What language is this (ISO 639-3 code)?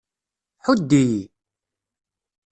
kab